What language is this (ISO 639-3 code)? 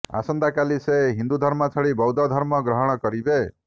ori